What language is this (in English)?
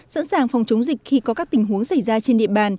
Vietnamese